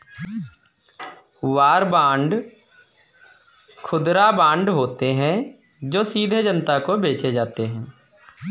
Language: Hindi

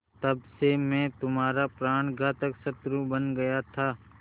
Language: Hindi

